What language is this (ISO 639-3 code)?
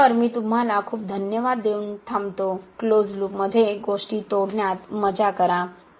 mar